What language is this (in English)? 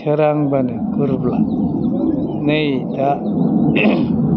Bodo